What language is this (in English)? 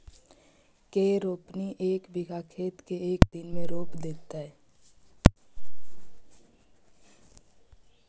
Magahi